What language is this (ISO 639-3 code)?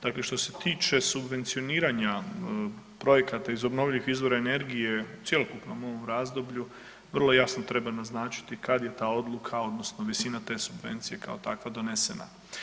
hrv